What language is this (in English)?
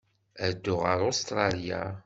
Kabyle